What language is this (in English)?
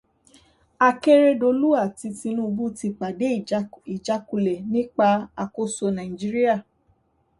Yoruba